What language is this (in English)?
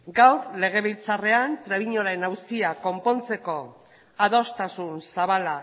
Basque